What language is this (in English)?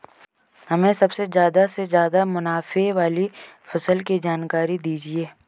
Hindi